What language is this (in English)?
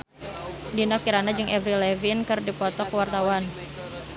Sundanese